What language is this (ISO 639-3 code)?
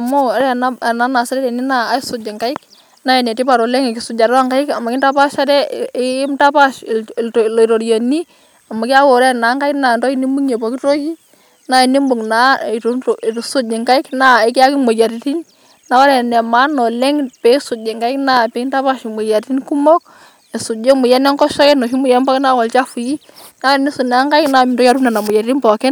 mas